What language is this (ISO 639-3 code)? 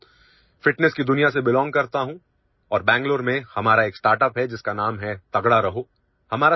ori